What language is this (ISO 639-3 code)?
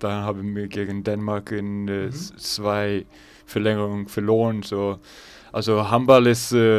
deu